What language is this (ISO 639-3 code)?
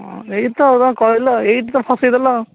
ori